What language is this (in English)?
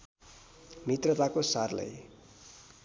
Nepali